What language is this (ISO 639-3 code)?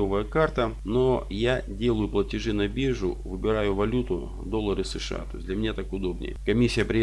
rus